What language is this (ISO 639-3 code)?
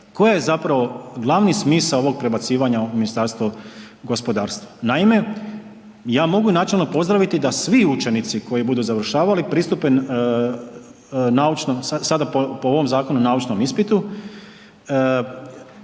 hrv